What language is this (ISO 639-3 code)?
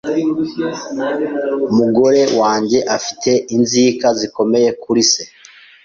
kin